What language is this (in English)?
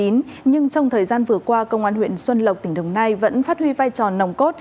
Vietnamese